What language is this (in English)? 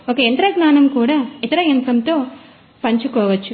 Telugu